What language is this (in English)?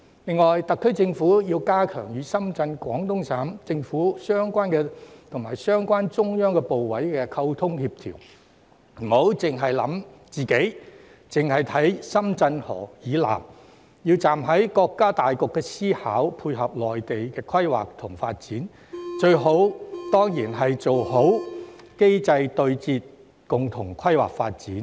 Cantonese